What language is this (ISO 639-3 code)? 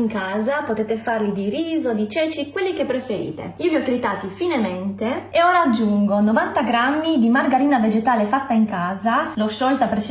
ita